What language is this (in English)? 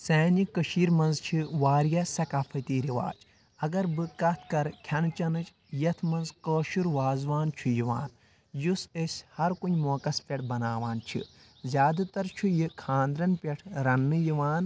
Kashmiri